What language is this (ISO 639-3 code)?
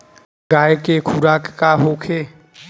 bho